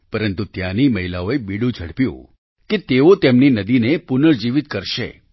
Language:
Gujarati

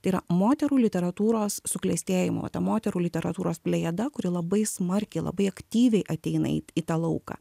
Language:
Lithuanian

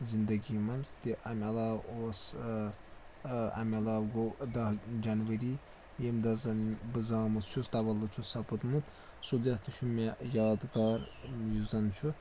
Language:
Kashmiri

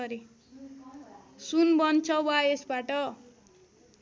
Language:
Nepali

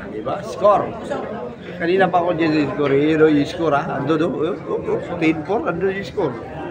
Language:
Filipino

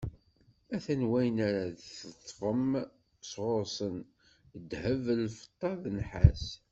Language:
Kabyle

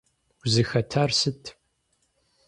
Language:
Kabardian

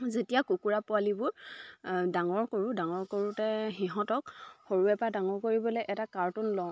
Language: Assamese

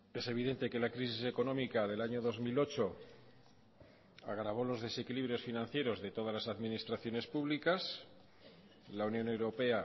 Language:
Spanish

